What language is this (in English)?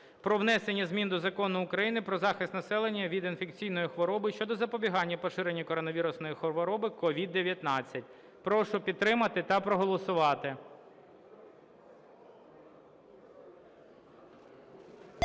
Ukrainian